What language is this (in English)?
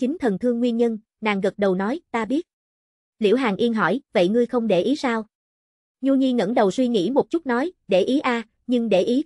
Vietnamese